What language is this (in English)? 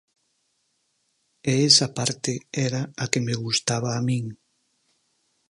Galician